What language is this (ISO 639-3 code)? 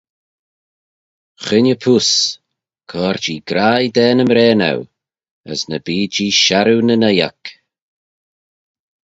glv